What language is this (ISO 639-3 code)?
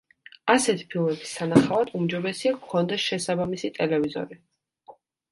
kat